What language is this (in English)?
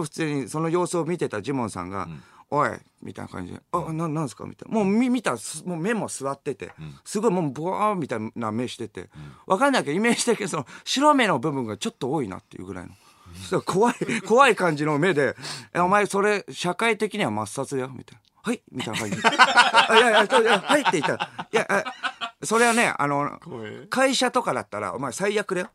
Japanese